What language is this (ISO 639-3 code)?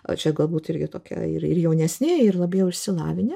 lit